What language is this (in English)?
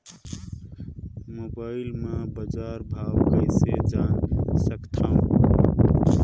Chhattisgarhi